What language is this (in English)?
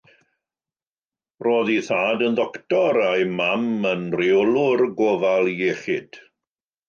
Welsh